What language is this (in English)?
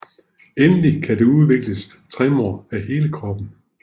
Danish